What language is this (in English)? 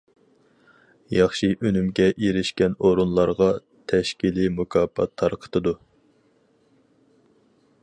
Uyghur